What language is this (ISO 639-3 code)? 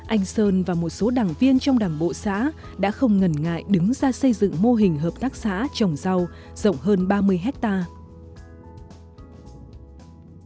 vie